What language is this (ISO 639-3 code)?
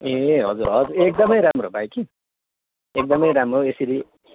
nep